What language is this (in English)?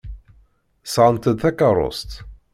Kabyle